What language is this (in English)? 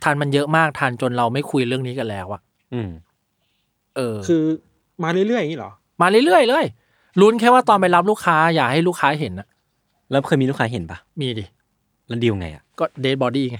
Thai